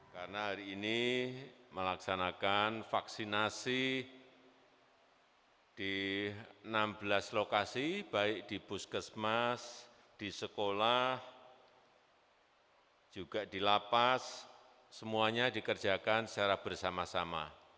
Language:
Indonesian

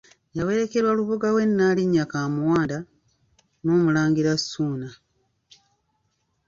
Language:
Ganda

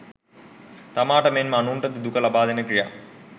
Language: Sinhala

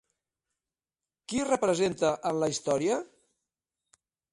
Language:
Catalan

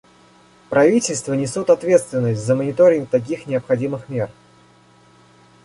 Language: Russian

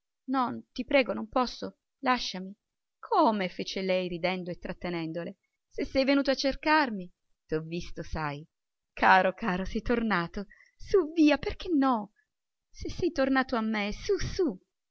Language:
Italian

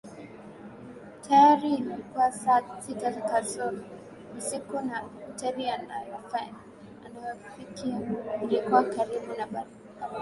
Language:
Swahili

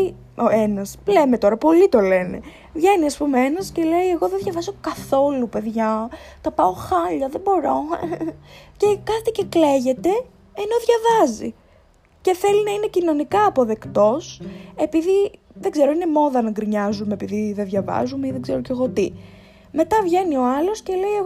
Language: Greek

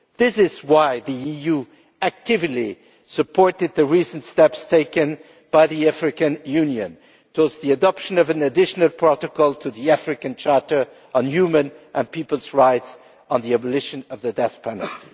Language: English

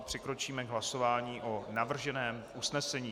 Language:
Czech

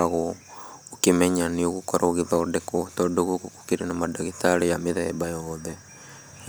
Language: Kikuyu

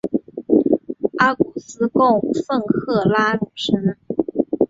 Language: Chinese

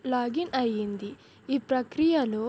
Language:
Telugu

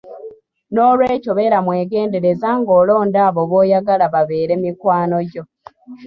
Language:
Ganda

